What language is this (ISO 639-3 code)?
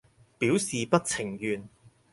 yue